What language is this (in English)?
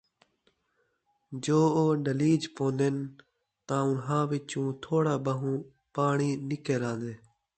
Saraiki